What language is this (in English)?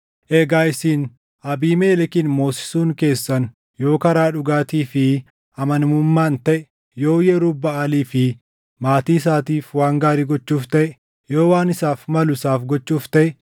Oromo